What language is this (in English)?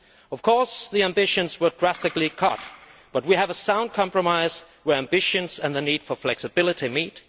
English